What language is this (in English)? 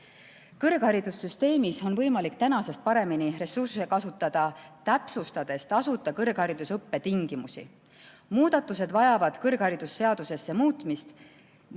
Estonian